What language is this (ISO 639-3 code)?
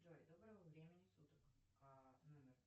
rus